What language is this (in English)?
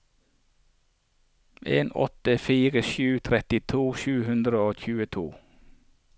Norwegian